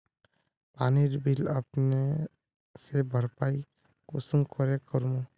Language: Magahi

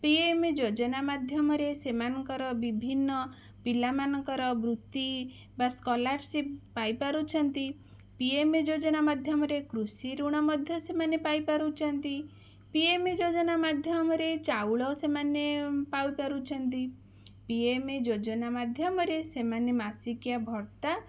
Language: Odia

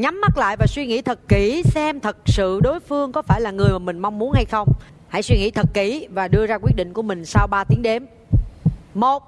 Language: Vietnamese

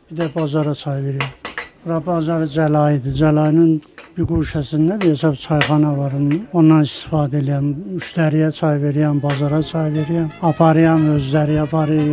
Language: Persian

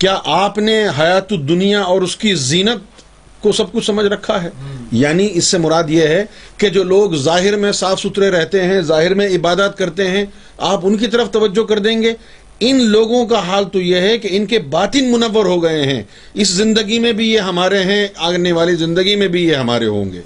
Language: Urdu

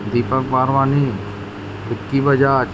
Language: Sindhi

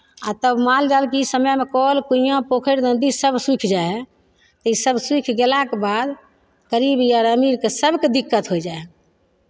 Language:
Maithili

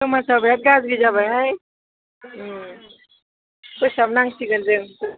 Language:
Bodo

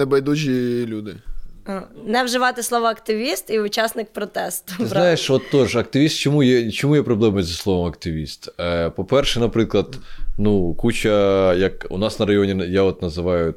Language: Ukrainian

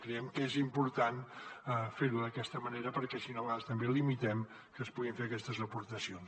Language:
Catalan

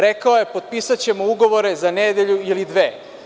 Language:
Serbian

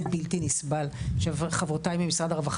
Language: Hebrew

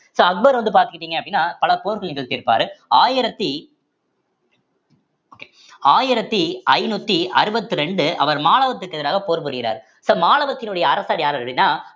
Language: Tamil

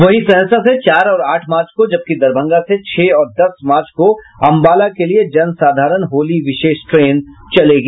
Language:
Hindi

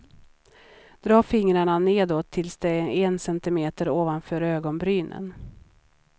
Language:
Swedish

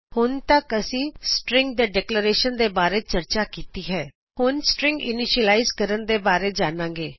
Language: Punjabi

